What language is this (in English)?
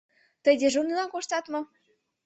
Mari